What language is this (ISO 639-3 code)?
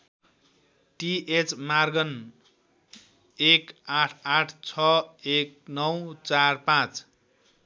nep